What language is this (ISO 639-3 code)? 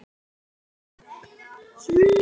isl